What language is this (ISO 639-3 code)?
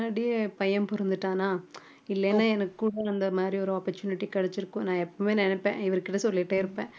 tam